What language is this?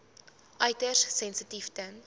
Afrikaans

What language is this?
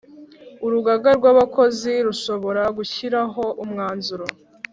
Kinyarwanda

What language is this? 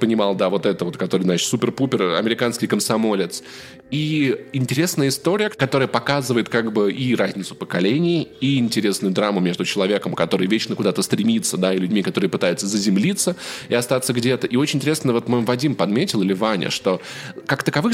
Russian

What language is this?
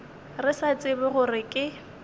Northern Sotho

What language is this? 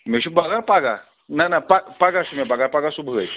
Kashmiri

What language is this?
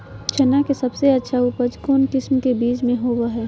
Magahi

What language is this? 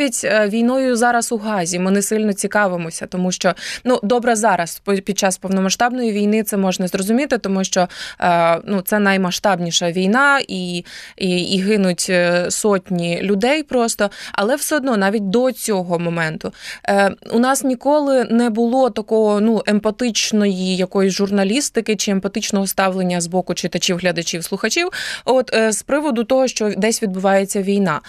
Ukrainian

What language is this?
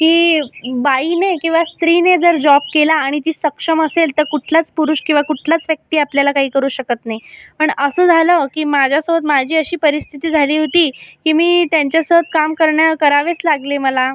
Marathi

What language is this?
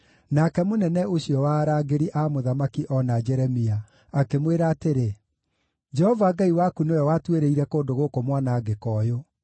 Kikuyu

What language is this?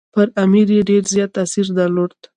Pashto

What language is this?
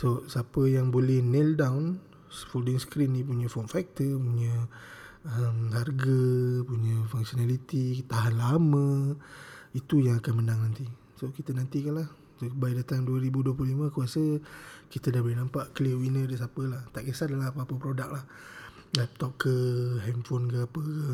Malay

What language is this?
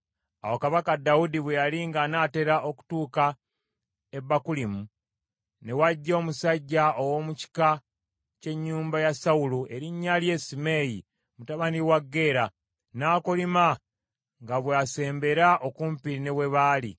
Ganda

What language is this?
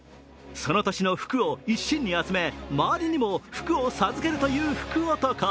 Japanese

